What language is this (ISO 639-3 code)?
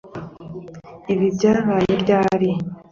kin